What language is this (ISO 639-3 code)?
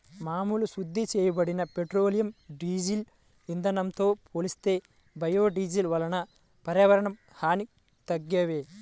tel